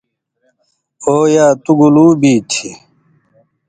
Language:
Indus Kohistani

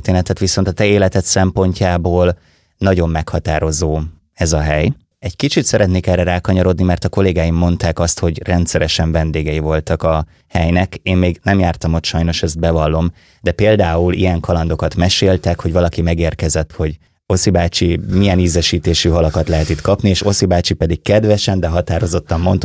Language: Hungarian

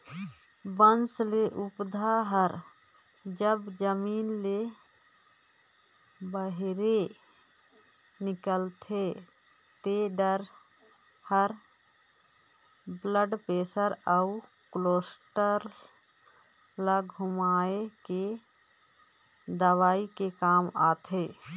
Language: Chhattisgarhi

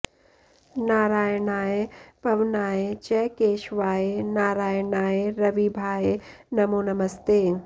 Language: Sanskrit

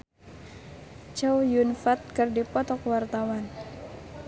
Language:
Sundanese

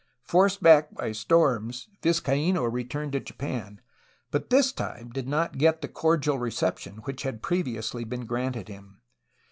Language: English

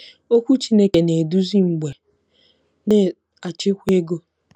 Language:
Igbo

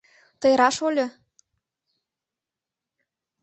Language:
Mari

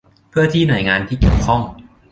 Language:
Thai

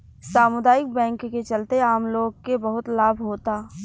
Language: Bhojpuri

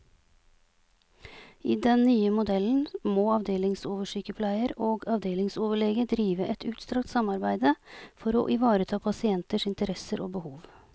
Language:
Norwegian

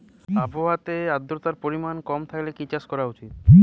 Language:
Bangla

